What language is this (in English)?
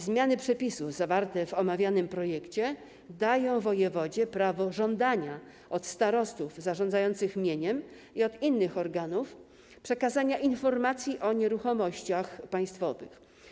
Polish